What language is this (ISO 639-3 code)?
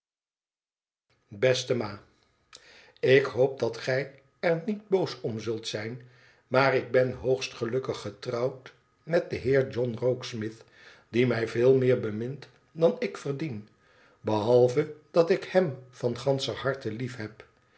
nld